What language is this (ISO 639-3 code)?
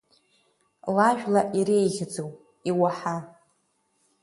abk